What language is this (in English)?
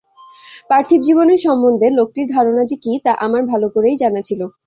Bangla